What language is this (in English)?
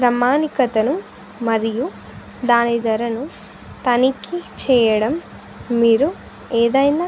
Telugu